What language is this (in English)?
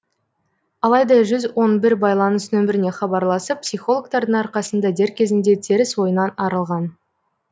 Kazakh